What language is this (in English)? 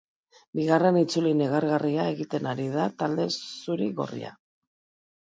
Basque